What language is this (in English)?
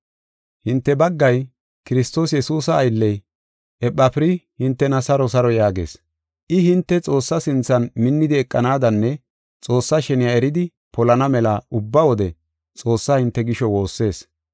Gofa